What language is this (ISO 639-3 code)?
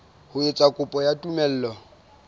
sot